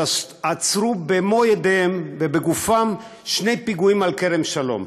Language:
Hebrew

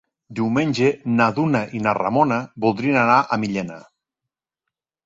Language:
Catalan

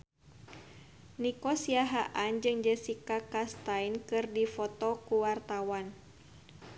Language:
Sundanese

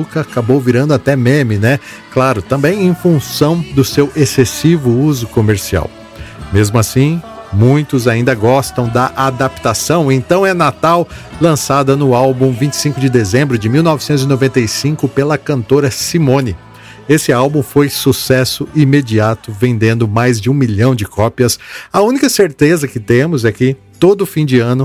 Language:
Portuguese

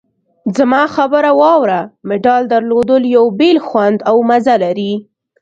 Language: Pashto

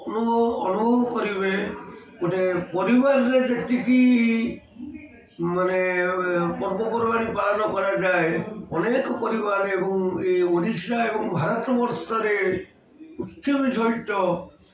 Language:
Odia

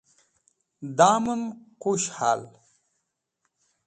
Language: Wakhi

